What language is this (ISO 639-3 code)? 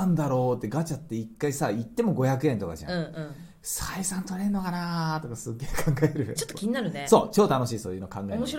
jpn